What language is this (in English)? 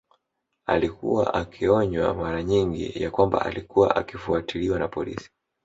Swahili